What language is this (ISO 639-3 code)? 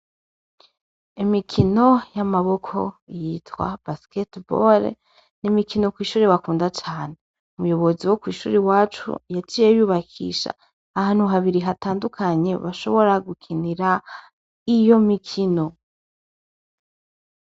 run